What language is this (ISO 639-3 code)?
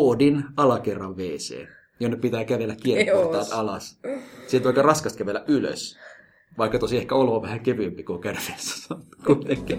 fin